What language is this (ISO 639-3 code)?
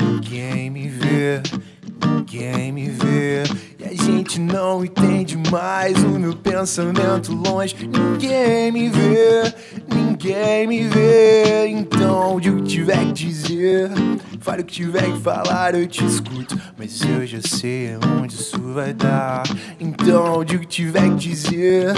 eng